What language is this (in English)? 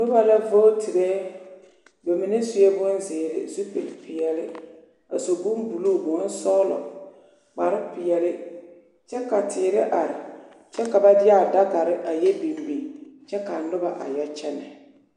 Southern Dagaare